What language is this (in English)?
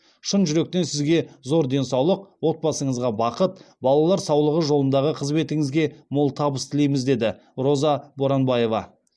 Kazakh